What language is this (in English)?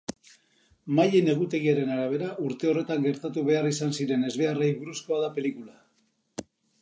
Basque